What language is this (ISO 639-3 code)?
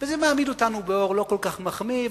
heb